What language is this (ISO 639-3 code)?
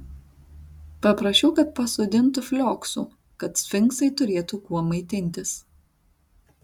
lit